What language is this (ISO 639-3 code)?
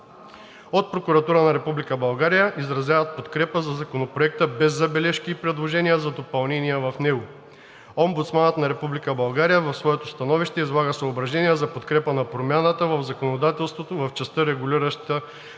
bul